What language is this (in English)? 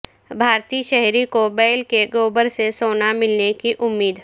Urdu